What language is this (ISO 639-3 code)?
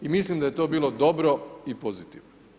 hrv